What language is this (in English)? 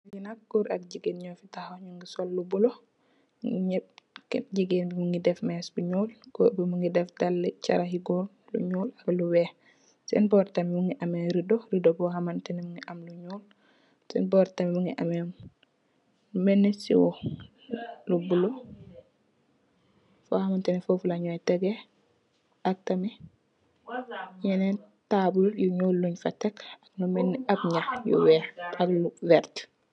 Wolof